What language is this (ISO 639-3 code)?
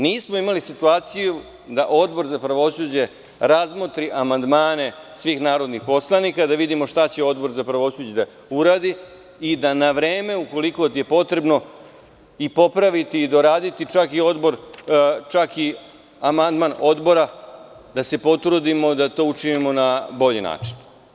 srp